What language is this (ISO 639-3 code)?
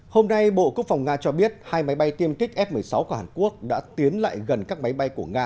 vie